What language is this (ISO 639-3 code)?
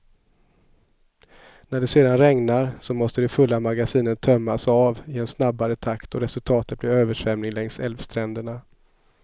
swe